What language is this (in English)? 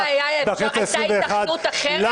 Hebrew